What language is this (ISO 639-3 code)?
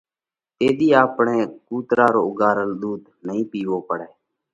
kvx